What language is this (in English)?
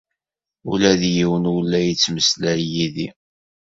Kabyle